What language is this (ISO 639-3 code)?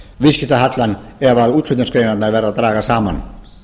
isl